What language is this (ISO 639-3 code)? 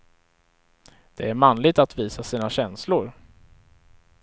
swe